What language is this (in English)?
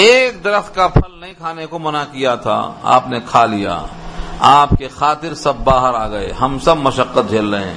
Urdu